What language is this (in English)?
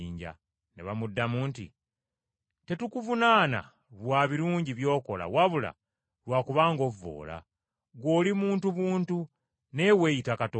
Ganda